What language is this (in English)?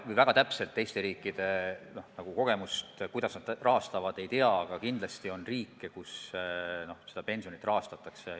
Estonian